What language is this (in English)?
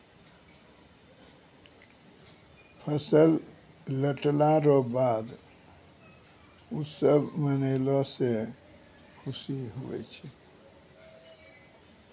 Maithili